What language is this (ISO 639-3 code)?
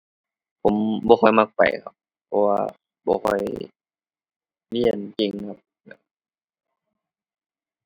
tha